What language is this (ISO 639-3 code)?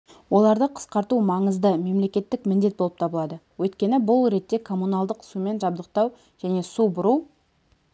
kaz